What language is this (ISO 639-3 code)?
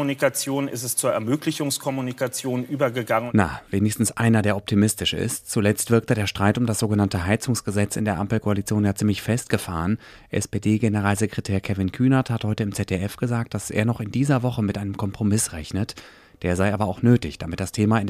deu